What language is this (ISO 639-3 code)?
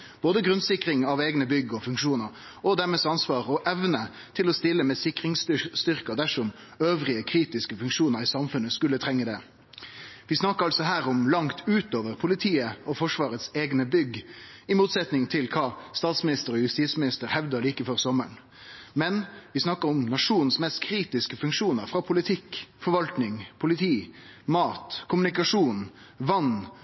nno